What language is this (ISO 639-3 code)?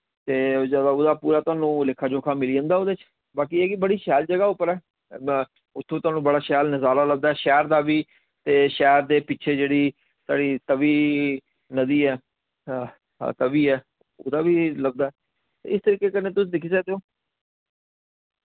doi